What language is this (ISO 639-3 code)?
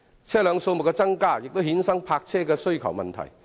yue